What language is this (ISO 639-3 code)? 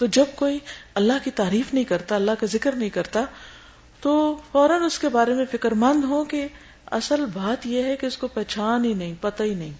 urd